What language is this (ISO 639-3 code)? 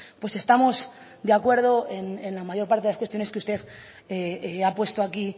spa